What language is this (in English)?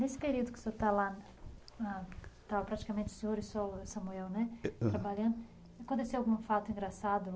Portuguese